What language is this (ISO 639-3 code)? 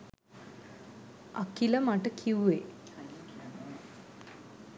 sin